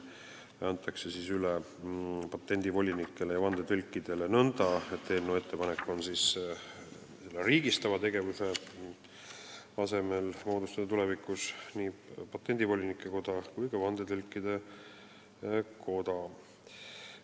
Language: Estonian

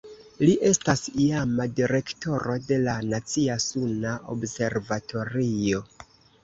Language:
Esperanto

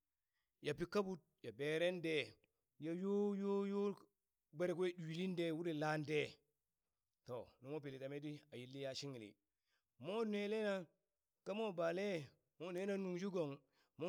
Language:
Burak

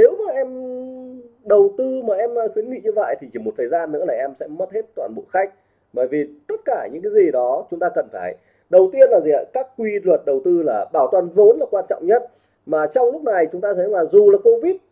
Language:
Vietnamese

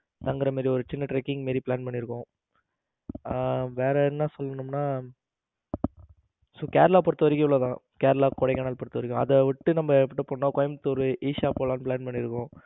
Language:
Tamil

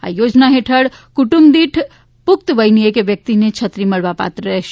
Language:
Gujarati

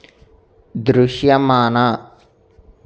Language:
Telugu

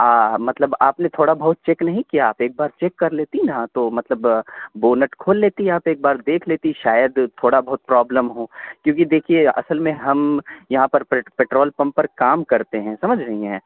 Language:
Urdu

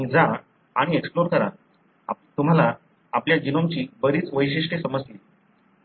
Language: Marathi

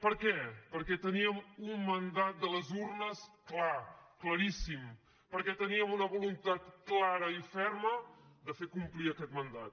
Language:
Catalan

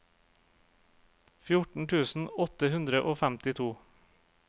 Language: Norwegian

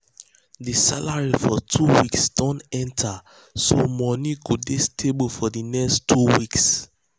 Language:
Nigerian Pidgin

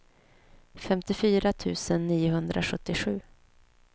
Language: Swedish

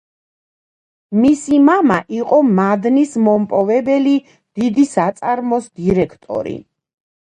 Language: Georgian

